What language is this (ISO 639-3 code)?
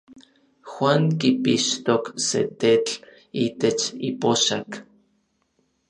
nlv